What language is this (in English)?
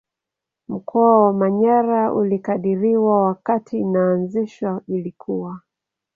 Swahili